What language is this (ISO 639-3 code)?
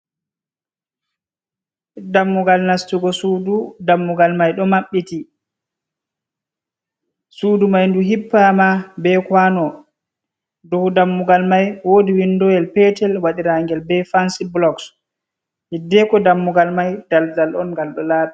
ful